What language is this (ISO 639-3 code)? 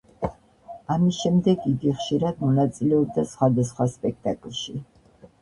kat